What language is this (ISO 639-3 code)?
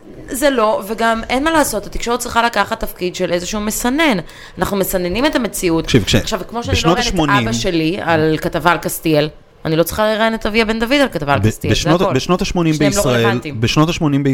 heb